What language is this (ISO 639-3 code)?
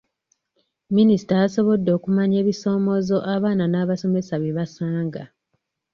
lug